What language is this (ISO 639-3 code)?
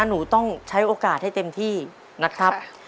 tha